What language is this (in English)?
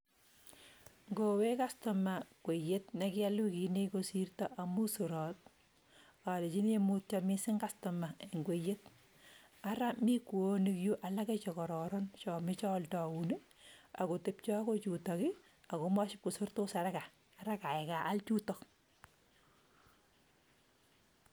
Kalenjin